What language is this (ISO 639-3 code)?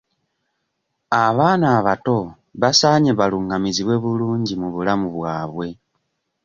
lug